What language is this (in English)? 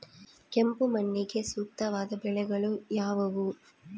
Kannada